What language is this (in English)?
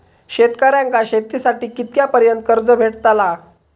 Marathi